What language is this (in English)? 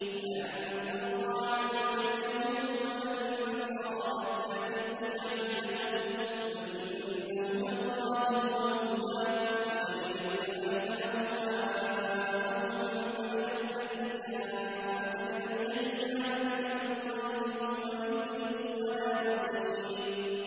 Arabic